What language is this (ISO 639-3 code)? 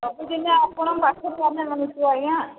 ori